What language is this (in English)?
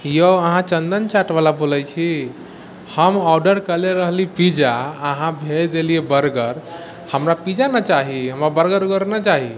Maithili